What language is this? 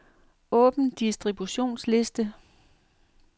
Danish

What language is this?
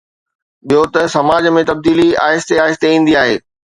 Sindhi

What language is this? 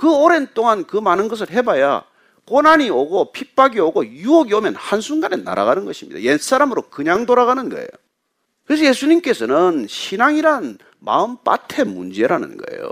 Korean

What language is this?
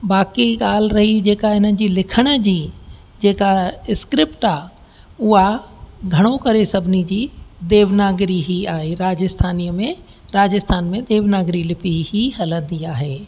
Sindhi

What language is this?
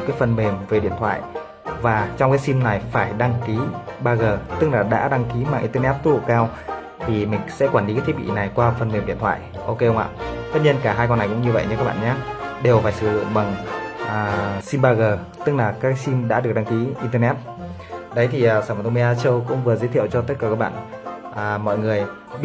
Vietnamese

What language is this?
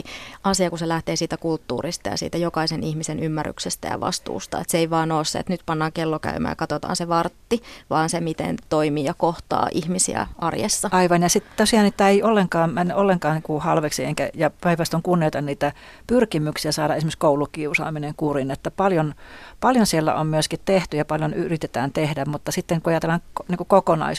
Finnish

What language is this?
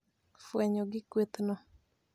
Luo (Kenya and Tanzania)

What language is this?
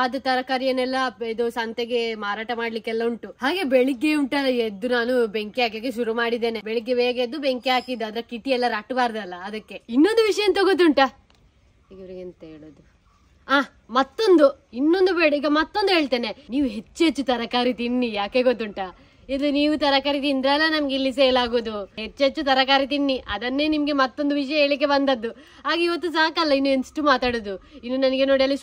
Arabic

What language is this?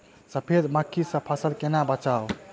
Maithili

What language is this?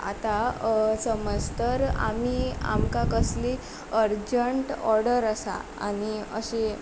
Konkani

